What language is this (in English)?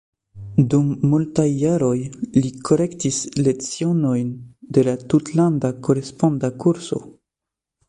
Esperanto